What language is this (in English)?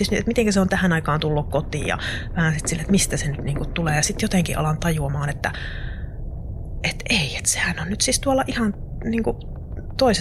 Finnish